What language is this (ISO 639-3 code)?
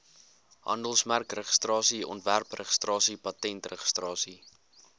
afr